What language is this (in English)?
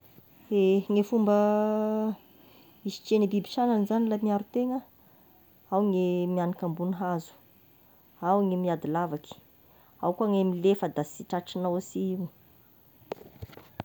Tesaka Malagasy